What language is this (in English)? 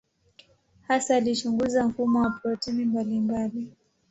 Swahili